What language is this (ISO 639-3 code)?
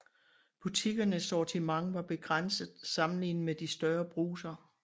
dan